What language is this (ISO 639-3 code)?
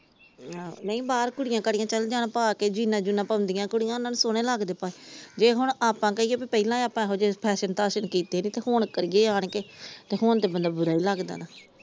pan